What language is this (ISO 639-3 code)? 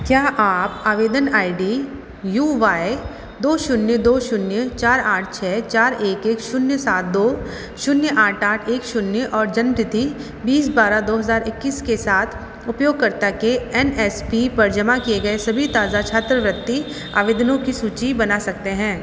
hin